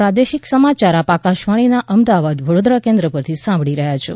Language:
Gujarati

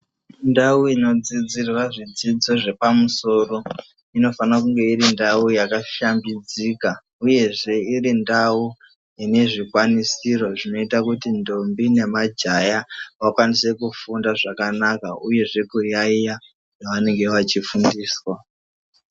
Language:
Ndau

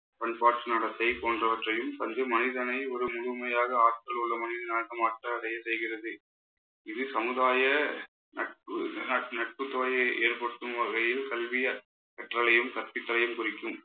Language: Tamil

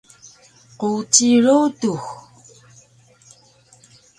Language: Taroko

